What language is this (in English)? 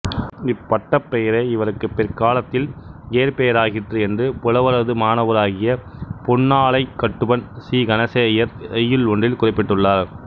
Tamil